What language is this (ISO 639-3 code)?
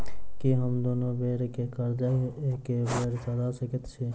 mai